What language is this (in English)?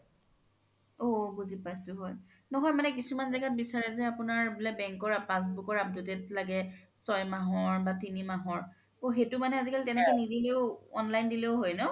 Assamese